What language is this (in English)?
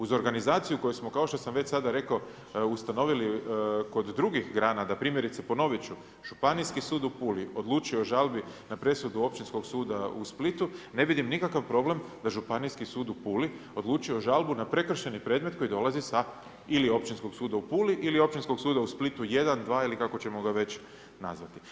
Croatian